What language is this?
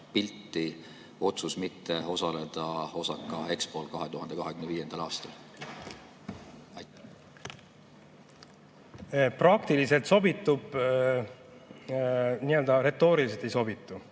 Estonian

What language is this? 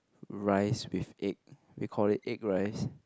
English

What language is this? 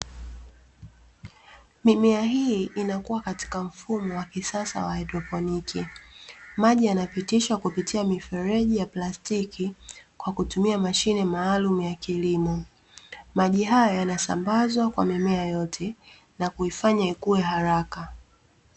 Swahili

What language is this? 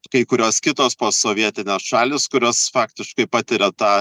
Lithuanian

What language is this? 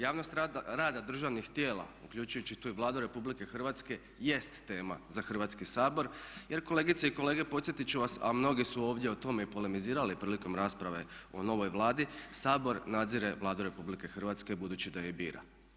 Croatian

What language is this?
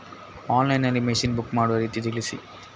Kannada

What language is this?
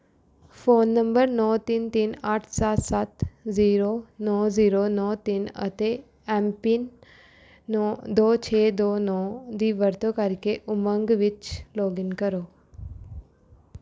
Punjabi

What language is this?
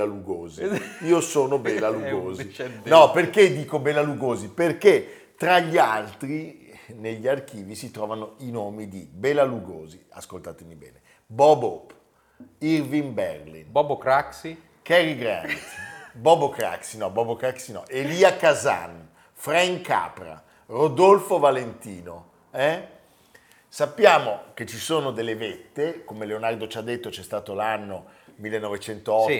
Italian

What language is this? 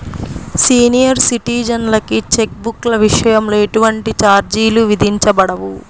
Telugu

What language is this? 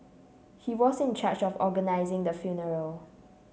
English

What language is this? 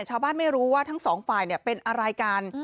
Thai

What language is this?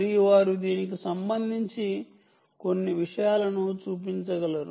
Telugu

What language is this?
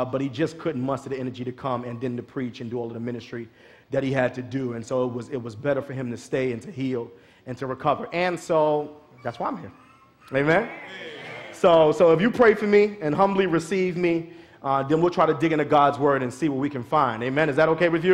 English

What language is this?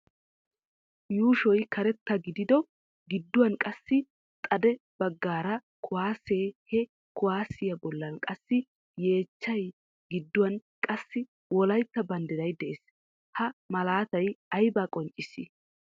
Wolaytta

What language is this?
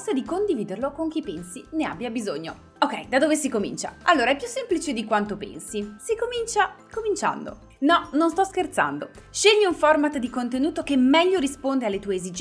Italian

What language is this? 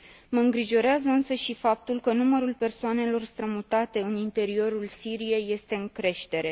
Romanian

